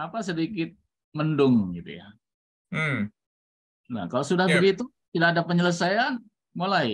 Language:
Indonesian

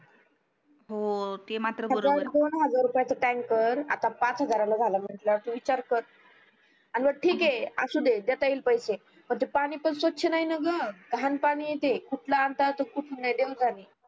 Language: Marathi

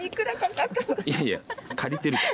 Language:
Japanese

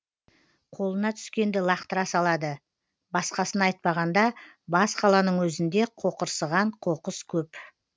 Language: Kazakh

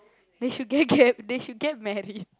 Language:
English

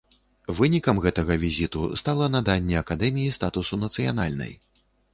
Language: Belarusian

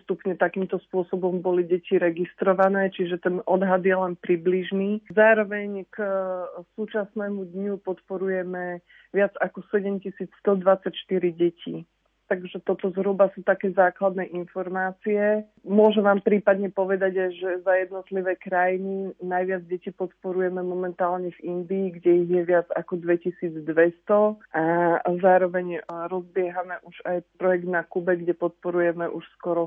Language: Slovak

